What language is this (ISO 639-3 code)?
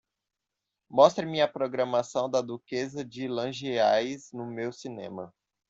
por